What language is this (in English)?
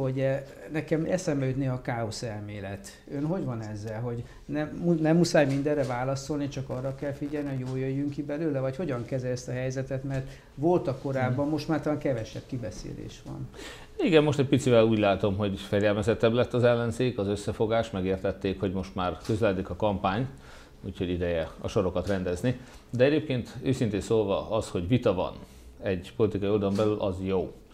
Hungarian